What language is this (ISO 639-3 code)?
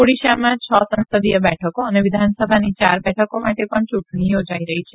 guj